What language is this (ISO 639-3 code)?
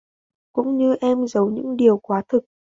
vie